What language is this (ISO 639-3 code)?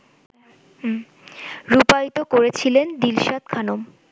ben